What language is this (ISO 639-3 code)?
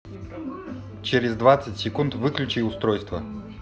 rus